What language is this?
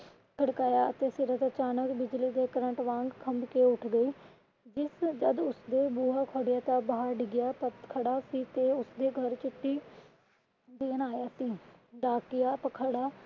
Punjabi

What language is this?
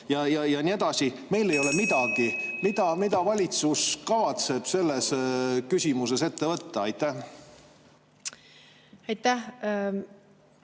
Estonian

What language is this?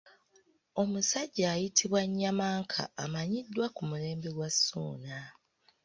Ganda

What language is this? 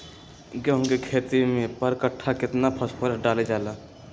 Magahi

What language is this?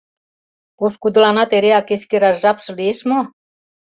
Mari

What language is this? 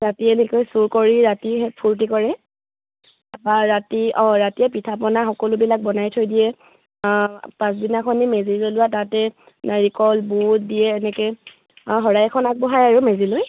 Assamese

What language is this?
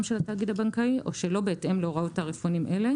Hebrew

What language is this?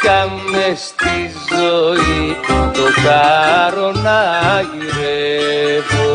Greek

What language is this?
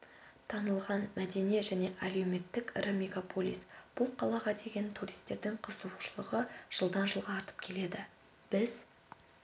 Kazakh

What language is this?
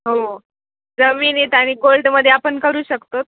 Marathi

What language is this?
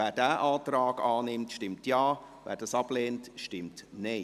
Swiss German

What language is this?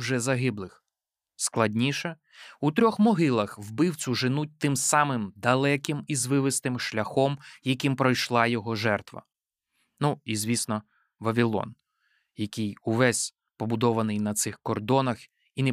Ukrainian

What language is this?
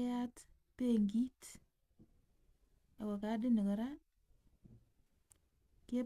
Kalenjin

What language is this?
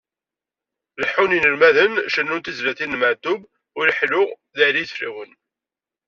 Kabyle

